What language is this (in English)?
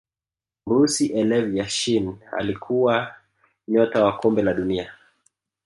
Swahili